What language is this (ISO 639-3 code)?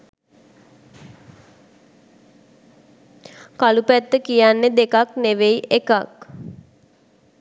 sin